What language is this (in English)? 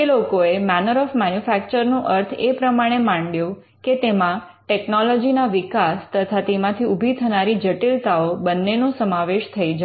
Gujarati